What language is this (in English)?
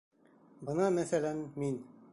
Bashkir